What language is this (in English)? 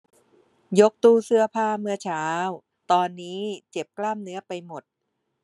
Thai